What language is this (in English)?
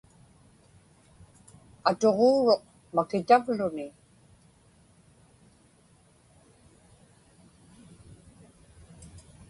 Inupiaq